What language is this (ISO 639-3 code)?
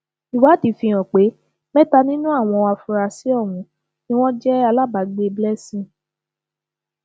yor